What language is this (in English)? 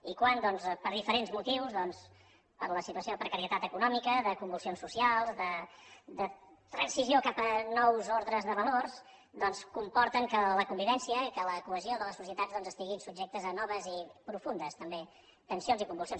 Catalan